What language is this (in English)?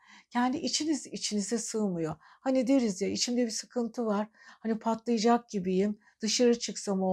Turkish